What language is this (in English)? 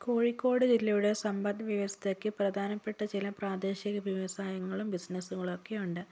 Malayalam